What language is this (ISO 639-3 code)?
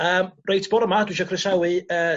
cym